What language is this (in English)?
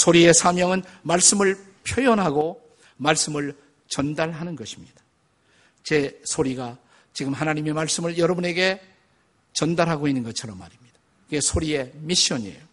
Korean